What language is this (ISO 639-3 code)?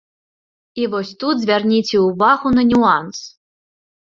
bel